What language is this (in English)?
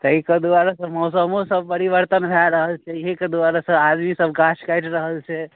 Maithili